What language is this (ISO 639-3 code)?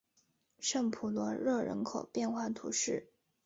zho